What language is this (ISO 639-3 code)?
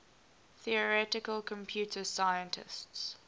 eng